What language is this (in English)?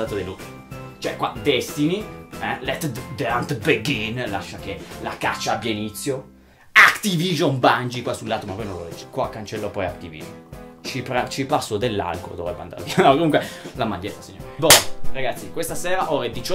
Italian